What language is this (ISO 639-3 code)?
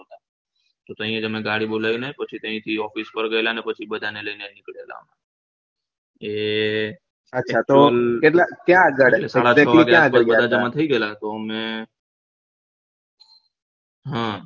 guj